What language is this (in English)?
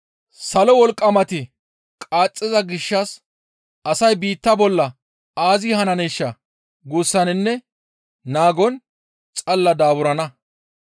Gamo